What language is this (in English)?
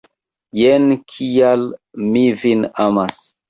Esperanto